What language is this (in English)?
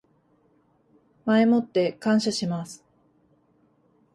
Japanese